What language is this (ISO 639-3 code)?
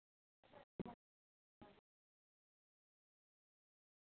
mar